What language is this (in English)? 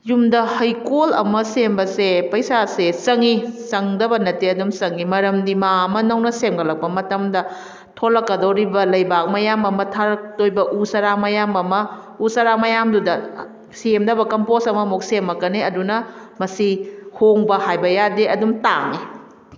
Manipuri